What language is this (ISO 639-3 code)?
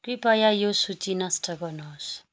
nep